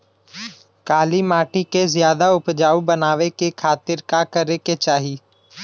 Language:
Bhojpuri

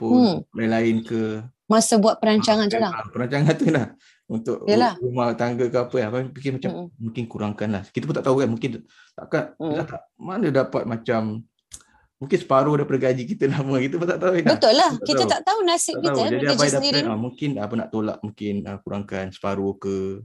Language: Malay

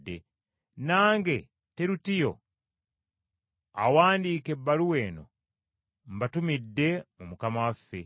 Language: Ganda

